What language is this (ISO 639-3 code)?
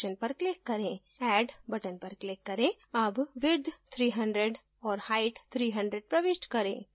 hin